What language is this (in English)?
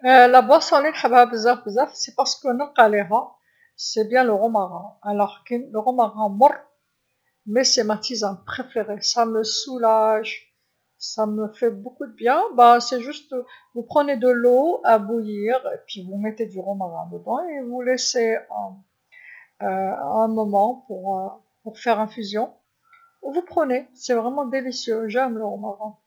Algerian Arabic